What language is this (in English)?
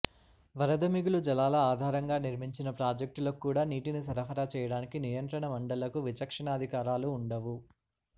Telugu